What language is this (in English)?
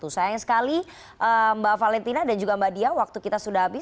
Indonesian